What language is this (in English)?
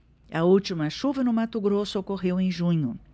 Portuguese